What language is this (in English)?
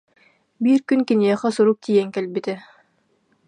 Yakut